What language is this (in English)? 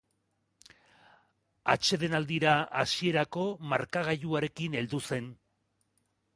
Basque